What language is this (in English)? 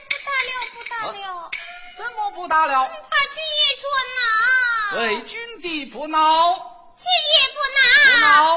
Chinese